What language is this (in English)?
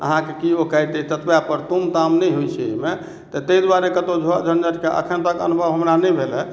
Maithili